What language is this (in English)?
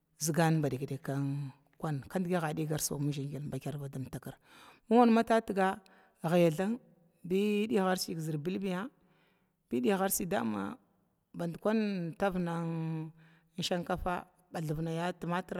Glavda